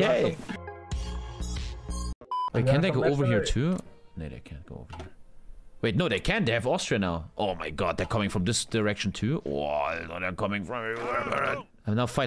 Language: English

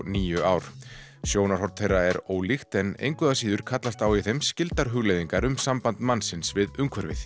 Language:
Icelandic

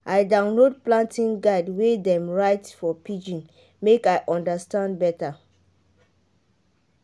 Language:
Nigerian Pidgin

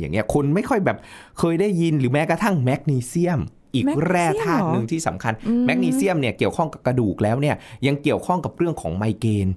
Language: Thai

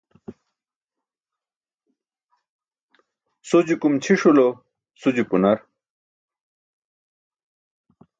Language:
Burushaski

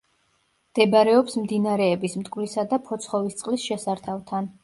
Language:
Georgian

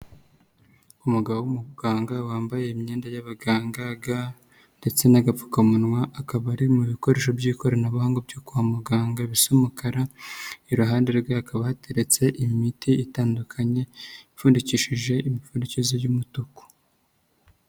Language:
Kinyarwanda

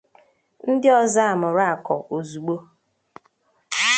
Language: Igbo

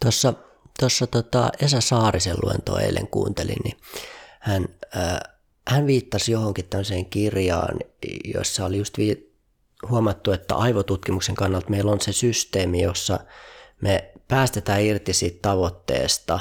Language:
Finnish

